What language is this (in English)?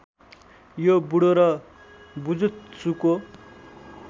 Nepali